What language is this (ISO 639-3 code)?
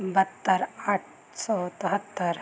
pan